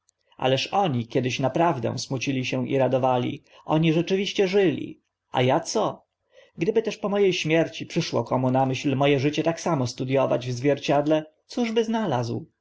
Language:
Polish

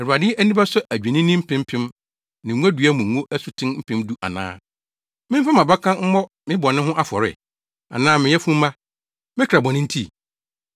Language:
Akan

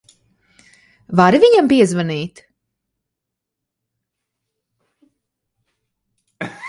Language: Latvian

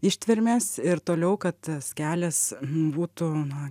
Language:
Lithuanian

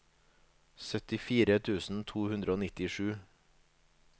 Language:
Norwegian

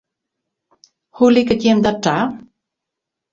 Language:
Western Frisian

